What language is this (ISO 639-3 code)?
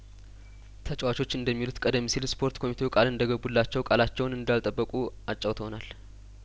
amh